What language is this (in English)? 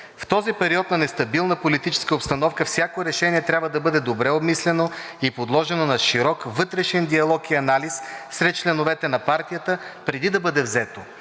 Bulgarian